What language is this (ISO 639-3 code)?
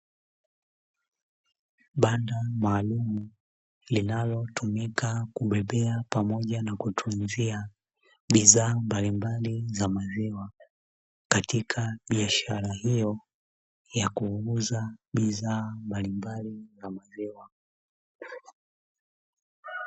swa